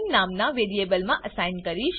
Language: Gujarati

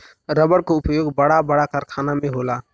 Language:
Bhojpuri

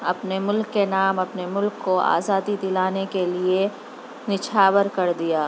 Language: Urdu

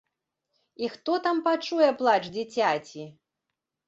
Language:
Belarusian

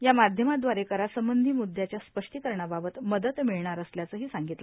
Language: Marathi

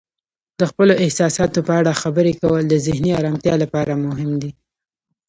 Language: Pashto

